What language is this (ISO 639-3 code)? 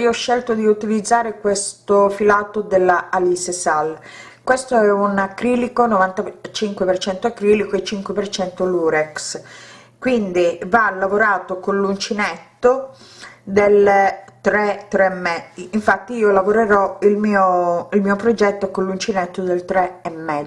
ita